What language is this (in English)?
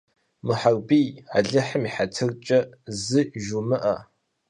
Kabardian